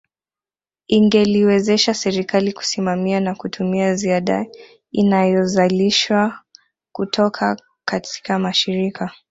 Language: Swahili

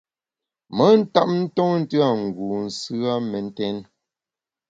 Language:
Bamun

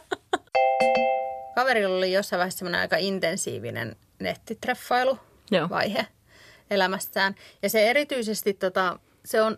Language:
Finnish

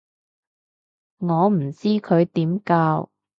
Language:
Cantonese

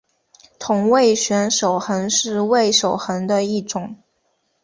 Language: Chinese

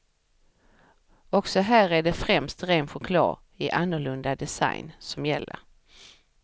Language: Swedish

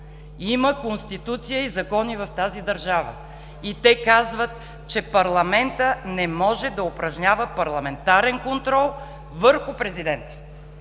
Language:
Bulgarian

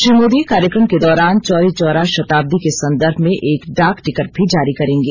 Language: Hindi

